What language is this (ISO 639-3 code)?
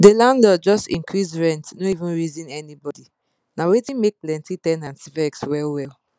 pcm